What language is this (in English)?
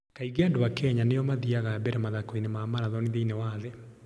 Kikuyu